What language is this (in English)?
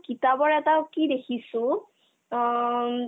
Assamese